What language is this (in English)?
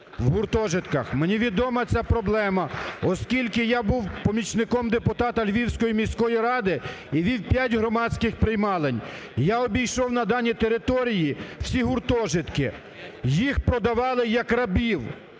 Ukrainian